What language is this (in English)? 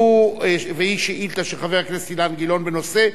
Hebrew